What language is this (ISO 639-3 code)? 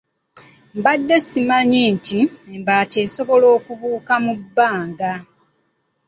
lug